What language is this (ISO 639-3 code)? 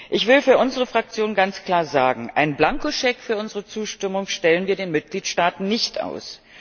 deu